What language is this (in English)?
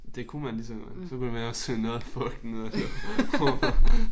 Danish